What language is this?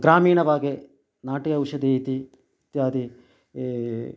Sanskrit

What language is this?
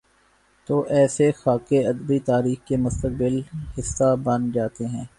Urdu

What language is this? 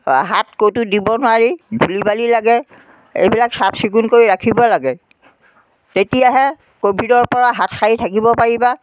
Assamese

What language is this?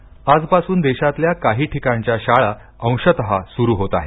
Marathi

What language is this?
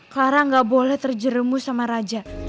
Indonesian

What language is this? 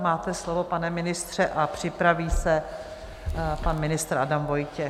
Czech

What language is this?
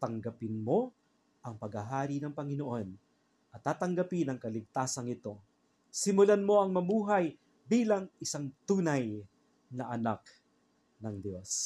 Filipino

